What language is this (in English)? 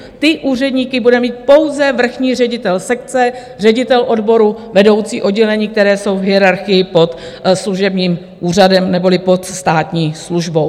Czech